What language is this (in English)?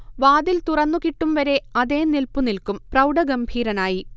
Malayalam